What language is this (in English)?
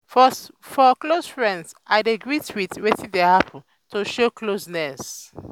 Nigerian Pidgin